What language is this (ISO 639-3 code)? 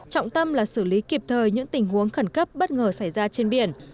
vie